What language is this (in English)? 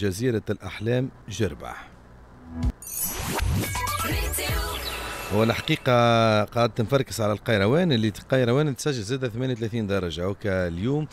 Arabic